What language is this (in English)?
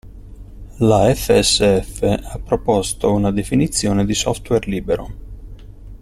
Italian